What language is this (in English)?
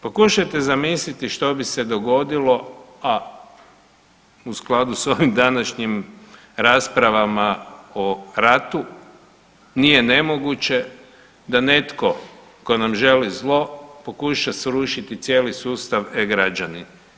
Croatian